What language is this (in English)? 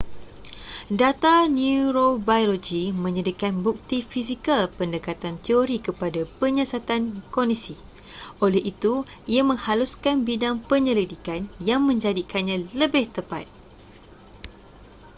Malay